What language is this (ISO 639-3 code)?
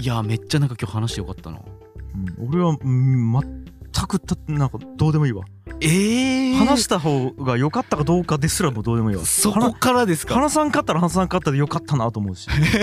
jpn